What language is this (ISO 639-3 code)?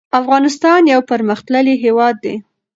pus